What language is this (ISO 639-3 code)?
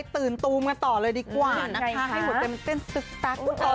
tha